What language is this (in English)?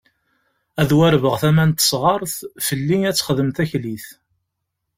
Kabyle